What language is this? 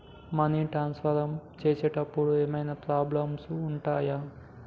Telugu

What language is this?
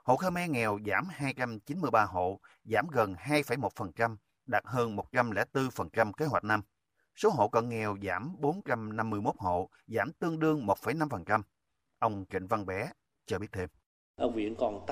Vietnamese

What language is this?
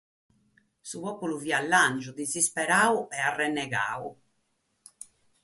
Sardinian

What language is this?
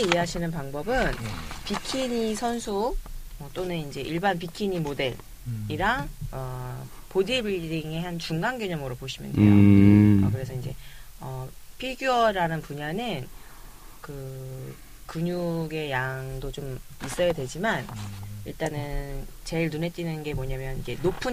Korean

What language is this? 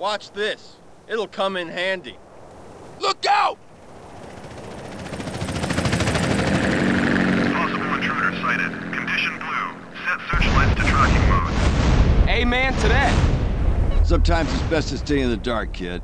English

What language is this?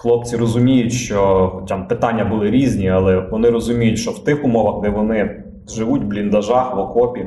Ukrainian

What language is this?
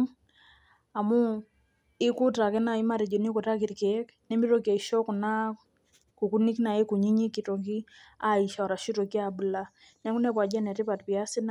Masai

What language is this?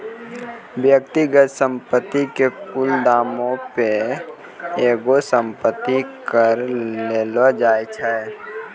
Maithili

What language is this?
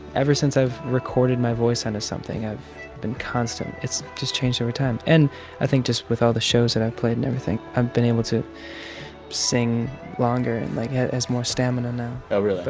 English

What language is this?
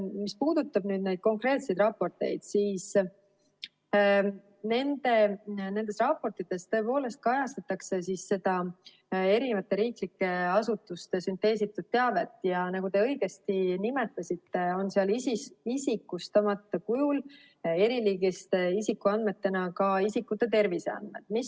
Estonian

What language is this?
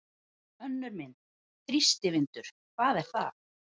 Icelandic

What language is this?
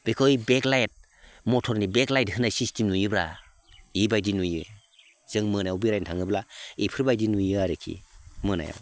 Bodo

